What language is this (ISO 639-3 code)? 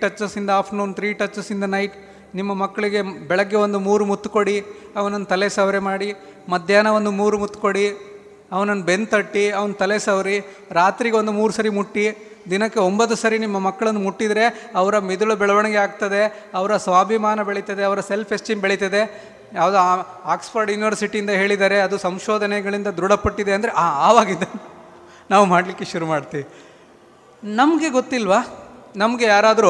kan